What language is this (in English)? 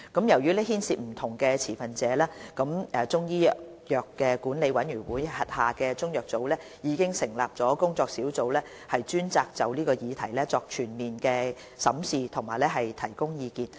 Cantonese